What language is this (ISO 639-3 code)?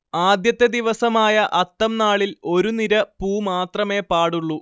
mal